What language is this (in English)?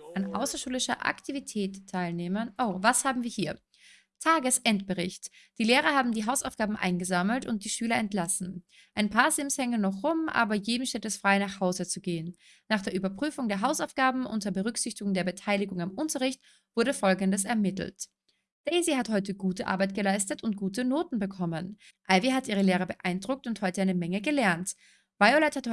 German